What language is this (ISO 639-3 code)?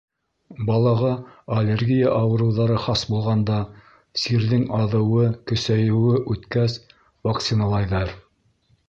bak